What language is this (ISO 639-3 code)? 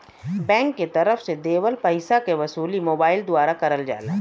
bho